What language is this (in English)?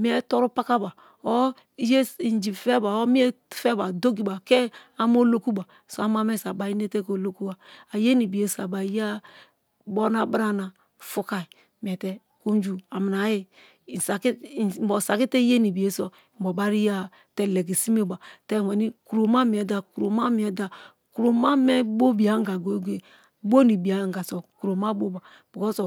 Kalabari